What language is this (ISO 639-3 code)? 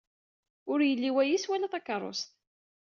kab